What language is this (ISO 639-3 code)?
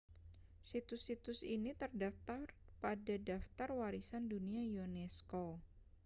ind